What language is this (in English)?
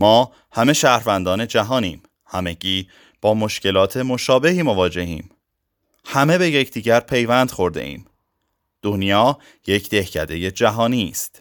Persian